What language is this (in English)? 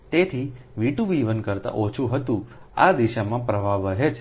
Gujarati